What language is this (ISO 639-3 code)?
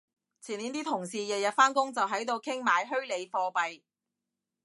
yue